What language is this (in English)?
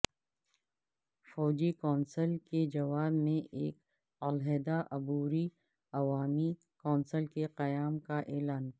Urdu